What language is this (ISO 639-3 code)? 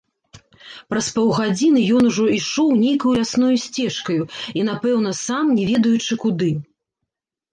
bel